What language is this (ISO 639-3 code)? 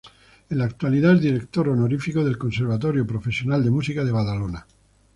spa